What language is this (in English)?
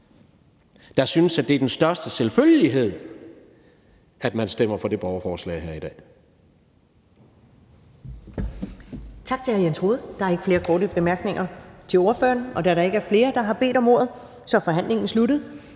Danish